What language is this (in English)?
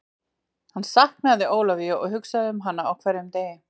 Icelandic